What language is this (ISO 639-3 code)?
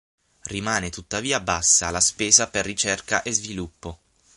ita